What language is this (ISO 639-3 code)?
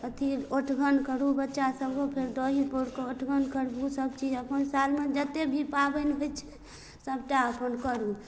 mai